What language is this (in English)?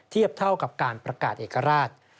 Thai